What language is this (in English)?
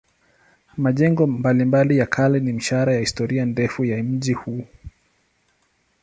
Swahili